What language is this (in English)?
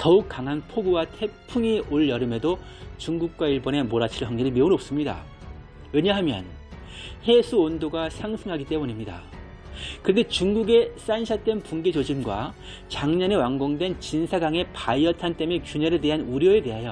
Korean